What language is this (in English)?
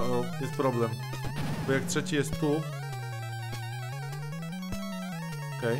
Polish